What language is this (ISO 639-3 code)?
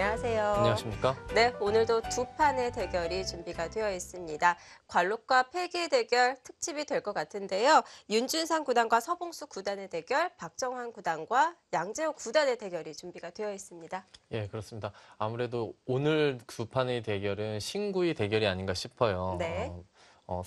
kor